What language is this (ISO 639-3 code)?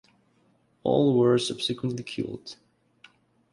eng